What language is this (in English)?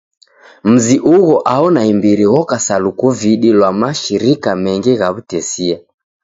Taita